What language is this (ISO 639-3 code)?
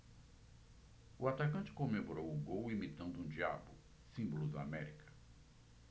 por